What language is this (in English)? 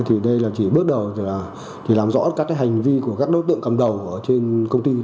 Vietnamese